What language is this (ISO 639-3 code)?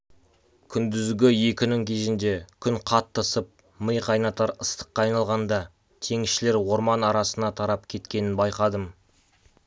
kaz